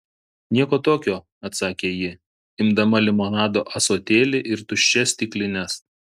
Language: Lithuanian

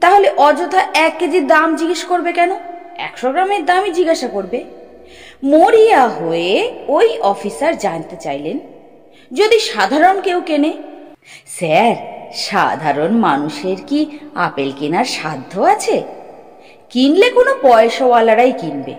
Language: Bangla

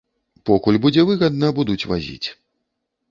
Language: Belarusian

